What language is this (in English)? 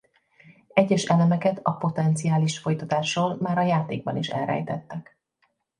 Hungarian